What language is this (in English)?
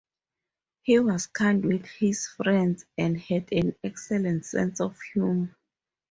English